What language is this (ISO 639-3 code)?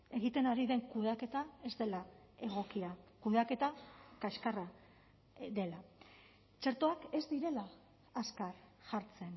eus